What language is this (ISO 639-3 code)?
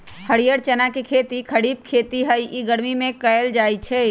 mag